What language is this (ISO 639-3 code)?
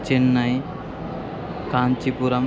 san